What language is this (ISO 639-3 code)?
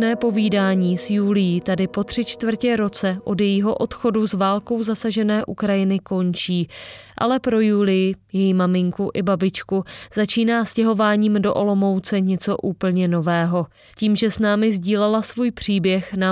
ces